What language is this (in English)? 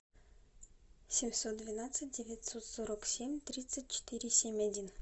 Russian